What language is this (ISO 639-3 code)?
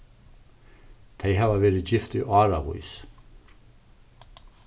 fao